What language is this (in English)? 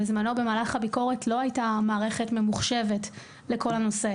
Hebrew